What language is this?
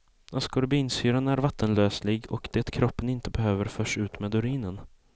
Swedish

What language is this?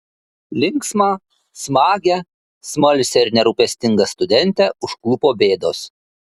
Lithuanian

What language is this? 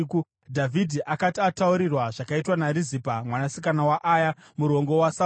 Shona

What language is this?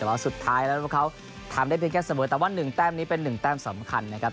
Thai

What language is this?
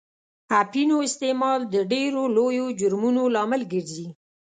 Pashto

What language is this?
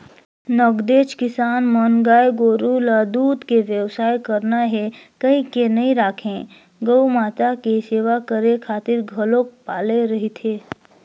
Chhattisgarhi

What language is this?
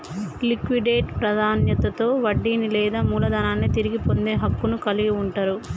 Telugu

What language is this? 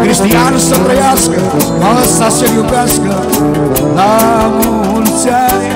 Romanian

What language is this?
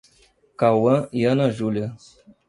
Portuguese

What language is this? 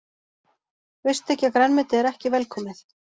Icelandic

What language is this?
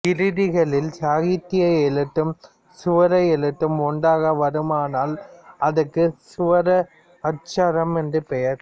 Tamil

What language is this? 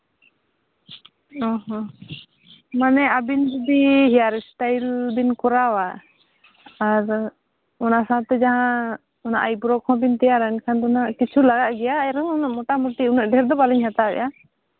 Santali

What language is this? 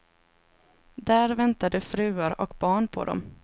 Swedish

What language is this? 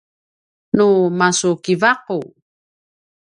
Paiwan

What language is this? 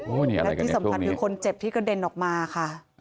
Thai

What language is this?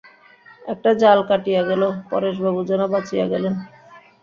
Bangla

